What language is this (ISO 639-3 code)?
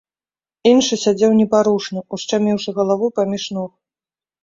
bel